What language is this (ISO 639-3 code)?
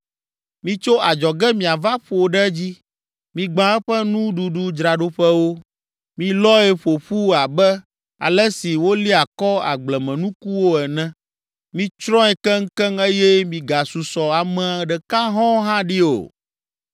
ewe